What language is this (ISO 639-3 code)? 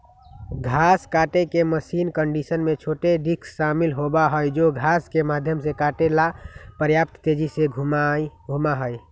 mag